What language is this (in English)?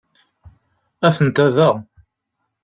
Kabyle